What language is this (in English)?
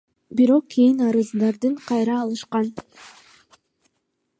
Kyrgyz